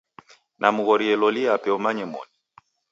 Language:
Taita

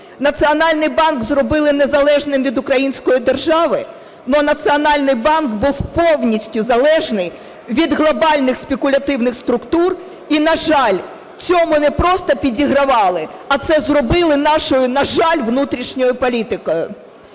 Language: Ukrainian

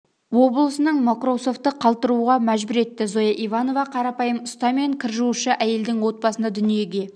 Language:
Kazakh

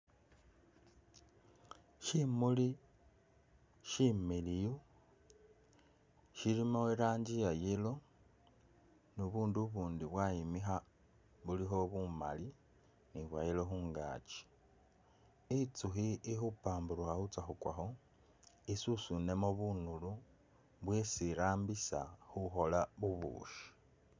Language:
Masaaba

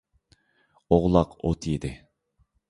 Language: Uyghur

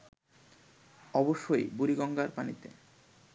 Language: Bangla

